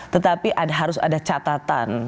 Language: Indonesian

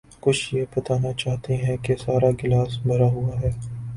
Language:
Urdu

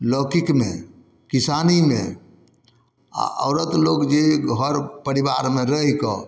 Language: Maithili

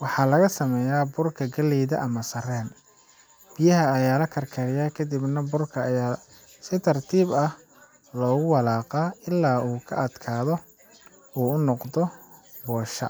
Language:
Somali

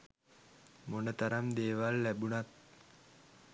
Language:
Sinhala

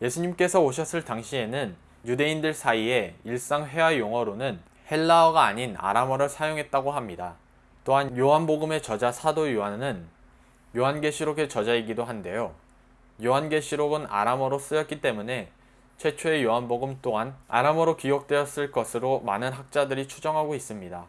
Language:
Korean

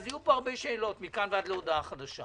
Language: Hebrew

